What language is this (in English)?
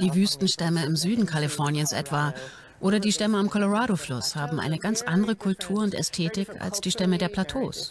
German